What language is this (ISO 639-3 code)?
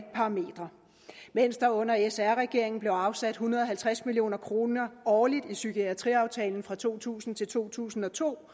dan